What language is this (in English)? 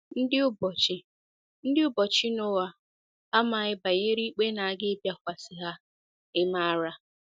Igbo